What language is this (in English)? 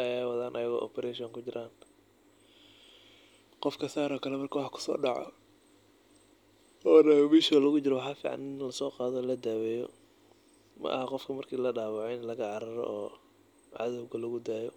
Somali